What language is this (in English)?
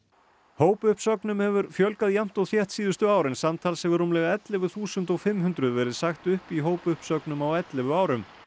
Icelandic